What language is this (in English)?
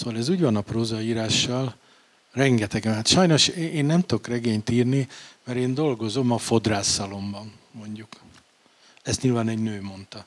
Hungarian